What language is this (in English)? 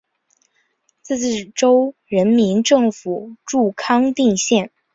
Chinese